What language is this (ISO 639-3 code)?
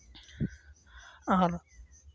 sat